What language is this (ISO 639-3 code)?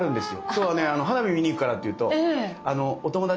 jpn